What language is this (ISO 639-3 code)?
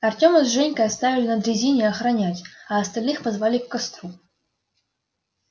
rus